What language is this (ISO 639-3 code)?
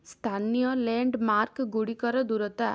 ori